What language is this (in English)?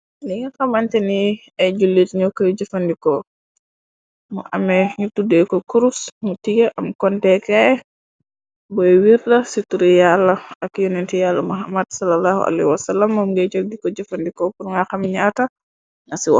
Wolof